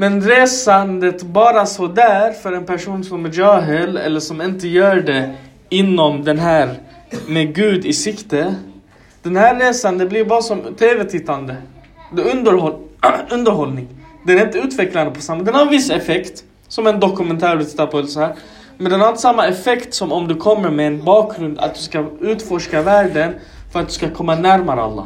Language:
Swedish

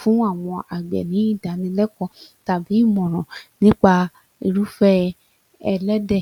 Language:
Yoruba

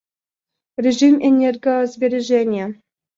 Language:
Russian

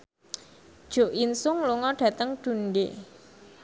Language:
Javanese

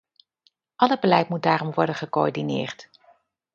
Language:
Dutch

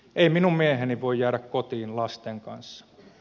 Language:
Finnish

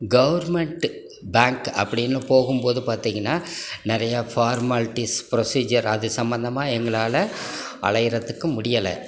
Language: Tamil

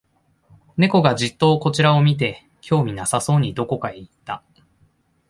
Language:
Japanese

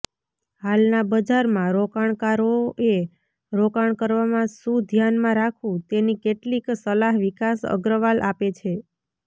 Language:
Gujarati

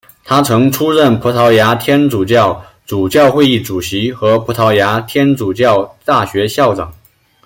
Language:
Chinese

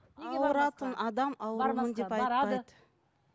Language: Kazakh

